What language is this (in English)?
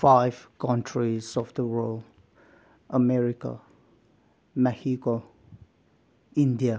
Manipuri